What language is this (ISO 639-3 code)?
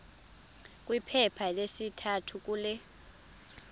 xho